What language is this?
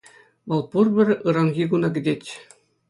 Chuvash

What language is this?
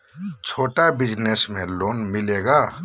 Magahi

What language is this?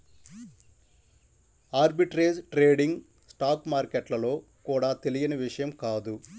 Telugu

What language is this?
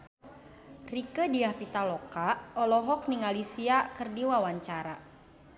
Sundanese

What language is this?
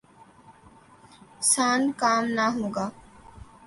Urdu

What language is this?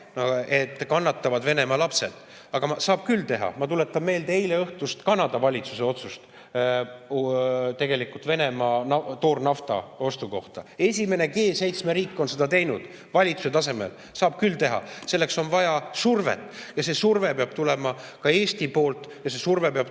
Estonian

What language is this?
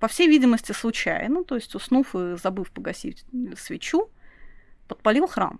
Russian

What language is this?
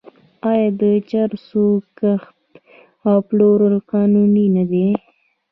Pashto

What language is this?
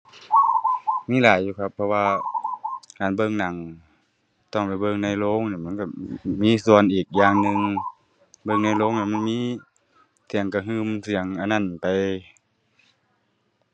Thai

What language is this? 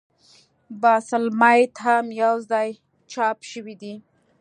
Pashto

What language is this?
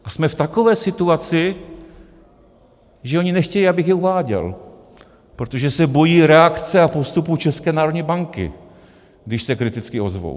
Czech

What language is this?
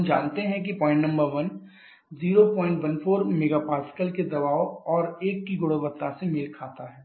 Hindi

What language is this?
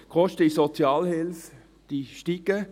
Swiss German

